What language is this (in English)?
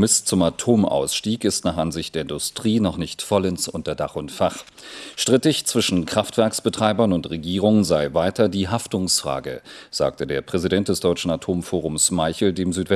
German